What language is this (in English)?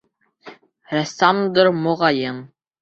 Bashkir